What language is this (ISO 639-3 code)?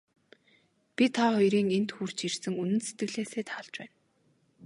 mon